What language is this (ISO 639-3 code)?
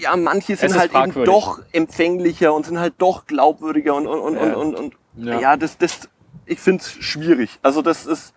deu